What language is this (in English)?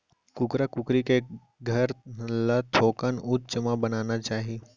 Chhattisgarhi